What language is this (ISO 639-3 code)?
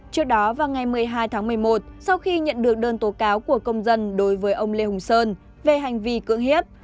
vie